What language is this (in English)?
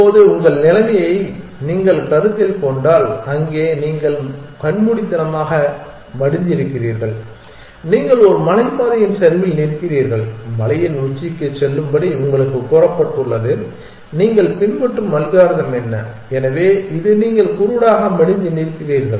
Tamil